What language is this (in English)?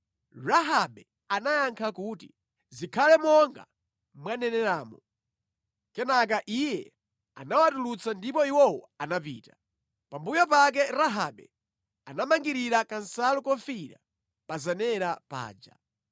Nyanja